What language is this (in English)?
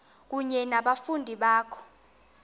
Xhosa